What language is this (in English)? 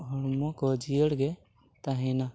Santali